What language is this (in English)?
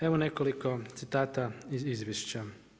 Croatian